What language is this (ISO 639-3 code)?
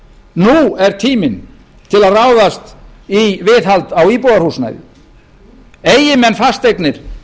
isl